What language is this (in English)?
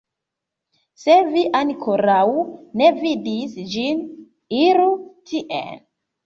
Esperanto